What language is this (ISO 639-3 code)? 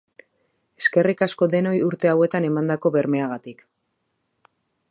eus